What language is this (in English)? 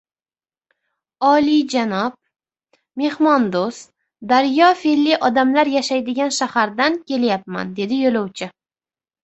Uzbek